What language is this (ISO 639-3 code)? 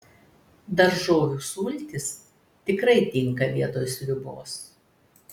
lit